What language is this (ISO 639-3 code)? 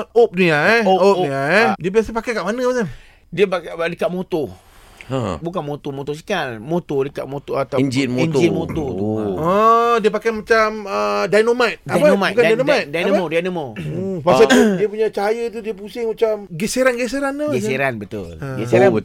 msa